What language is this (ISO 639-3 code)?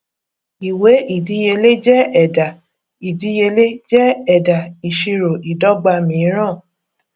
yor